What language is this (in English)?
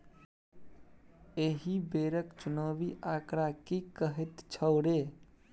Maithili